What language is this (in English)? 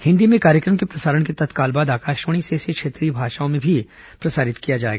Hindi